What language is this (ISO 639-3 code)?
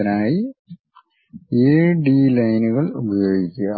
mal